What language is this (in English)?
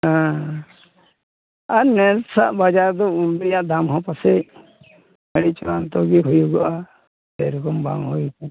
Santali